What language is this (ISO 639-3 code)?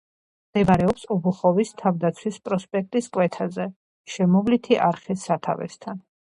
kat